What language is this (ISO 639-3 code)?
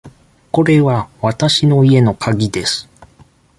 jpn